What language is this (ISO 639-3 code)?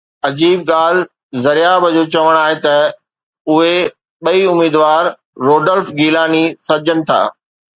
snd